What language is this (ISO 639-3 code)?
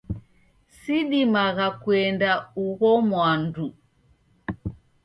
dav